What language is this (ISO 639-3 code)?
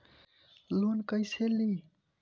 bho